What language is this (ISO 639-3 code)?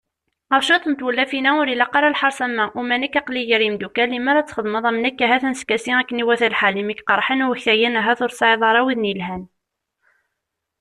kab